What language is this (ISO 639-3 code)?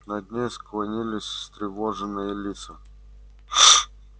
rus